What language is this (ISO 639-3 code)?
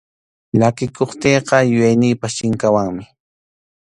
qxu